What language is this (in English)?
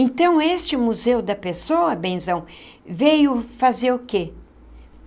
Portuguese